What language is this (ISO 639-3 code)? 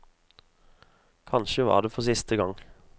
nor